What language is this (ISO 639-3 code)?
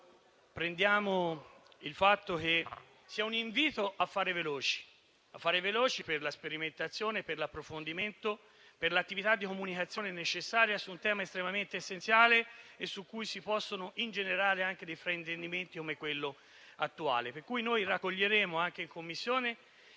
ita